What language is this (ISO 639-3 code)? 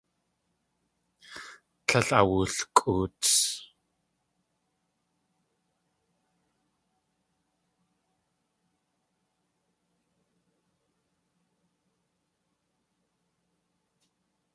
tli